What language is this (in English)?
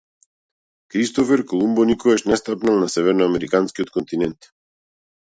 Macedonian